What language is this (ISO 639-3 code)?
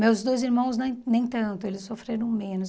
por